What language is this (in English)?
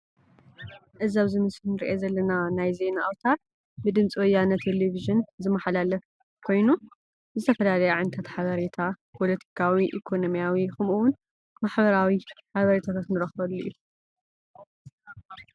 Tigrinya